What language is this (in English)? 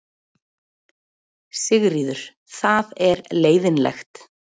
Icelandic